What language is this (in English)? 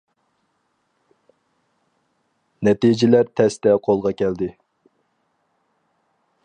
Uyghur